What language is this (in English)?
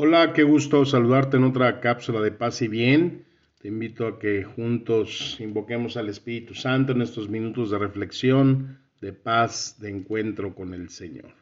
Spanish